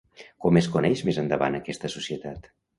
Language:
Catalan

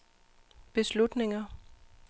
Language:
Danish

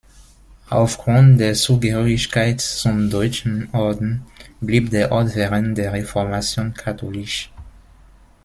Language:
German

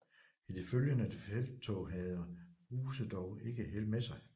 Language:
Danish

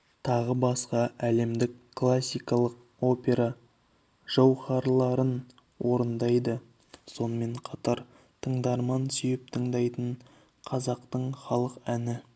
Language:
Kazakh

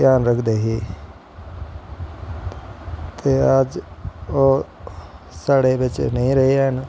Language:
Dogri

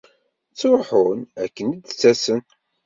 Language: Kabyle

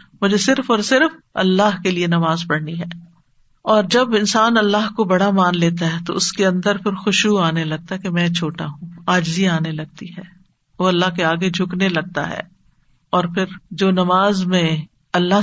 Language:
Urdu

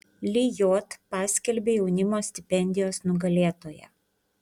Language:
Lithuanian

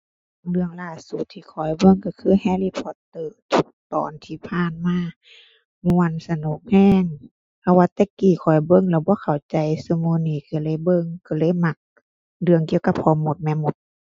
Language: Thai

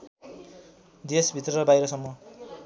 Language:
Nepali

